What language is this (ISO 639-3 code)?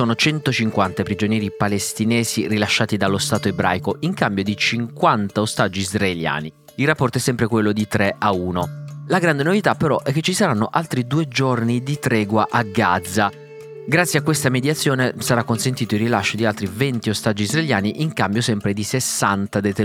ita